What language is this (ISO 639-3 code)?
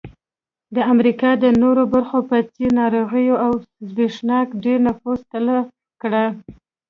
pus